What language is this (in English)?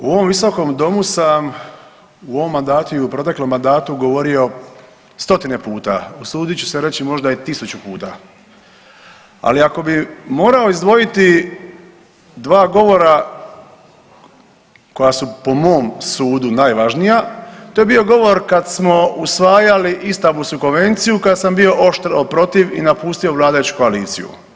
Croatian